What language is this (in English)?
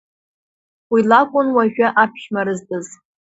Abkhazian